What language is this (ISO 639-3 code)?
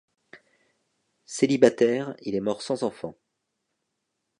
fra